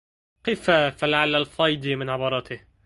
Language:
Arabic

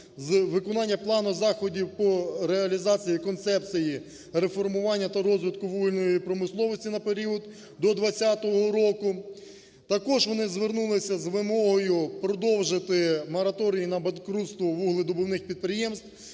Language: Ukrainian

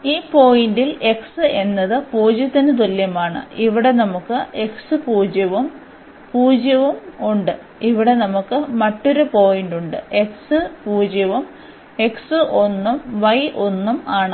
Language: Malayalam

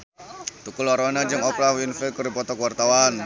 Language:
Sundanese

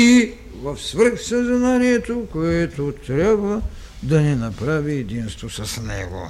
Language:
Bulgarian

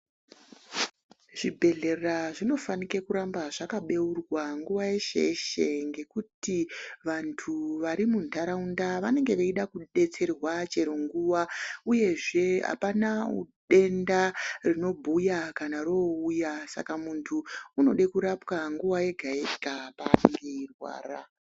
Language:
Ndau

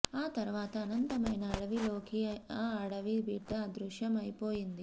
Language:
Telugu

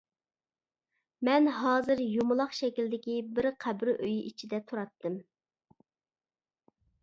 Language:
Uyghur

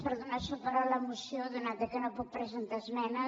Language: Catalan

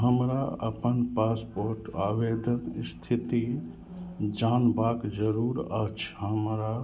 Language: Maithili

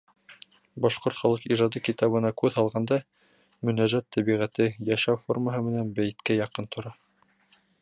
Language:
Bashkir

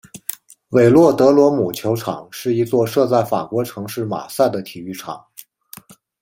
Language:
Chinese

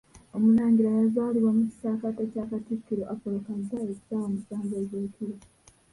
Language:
Ganda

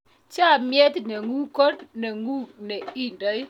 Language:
Kalenjin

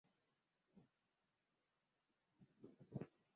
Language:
Swahili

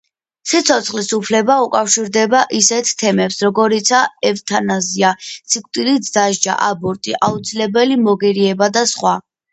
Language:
Georgian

